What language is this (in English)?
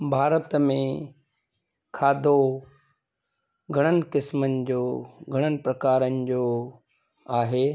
Sindhi